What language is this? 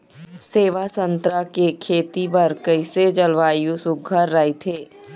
Chhattisgarhi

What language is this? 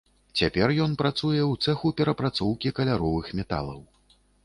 Belarusian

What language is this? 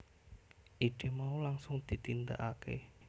Javanese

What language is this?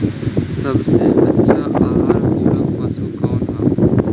Bhojpuri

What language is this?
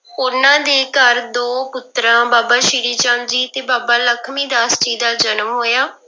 Punjabi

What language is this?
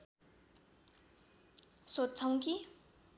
Nepali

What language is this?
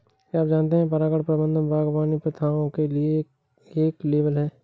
Hindi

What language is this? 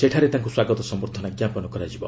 Odia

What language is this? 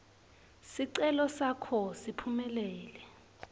Swati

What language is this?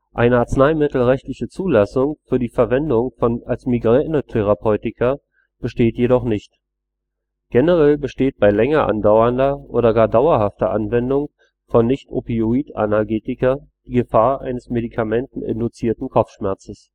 German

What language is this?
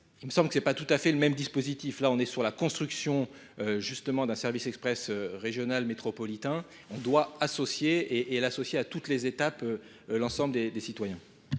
French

